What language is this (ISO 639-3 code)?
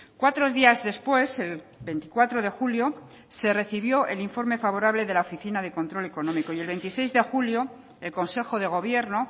spa